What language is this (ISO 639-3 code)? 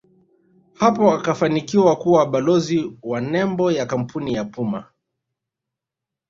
swa